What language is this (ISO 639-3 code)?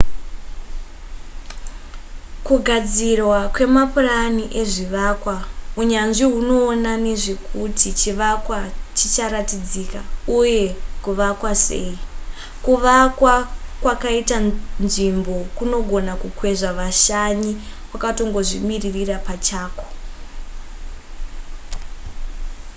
sna